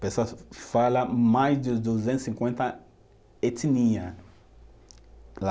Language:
Portuguese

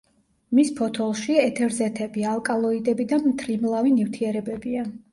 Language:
Georgian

